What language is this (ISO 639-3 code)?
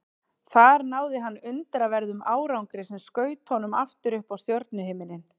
isl